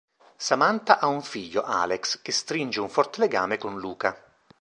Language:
Italian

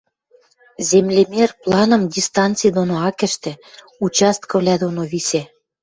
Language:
Western Mari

